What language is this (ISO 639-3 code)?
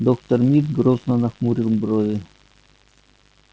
rus